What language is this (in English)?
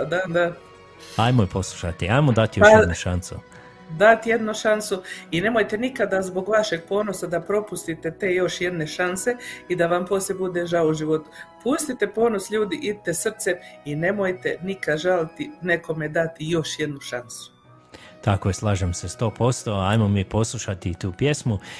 Croatian